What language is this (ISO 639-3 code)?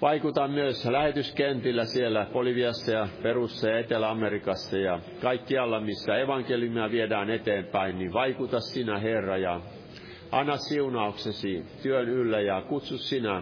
fin